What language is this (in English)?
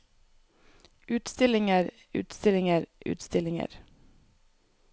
Norwegian